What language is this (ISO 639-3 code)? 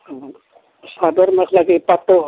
asm